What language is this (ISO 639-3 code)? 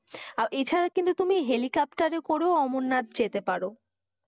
ben